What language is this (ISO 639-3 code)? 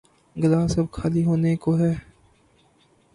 urd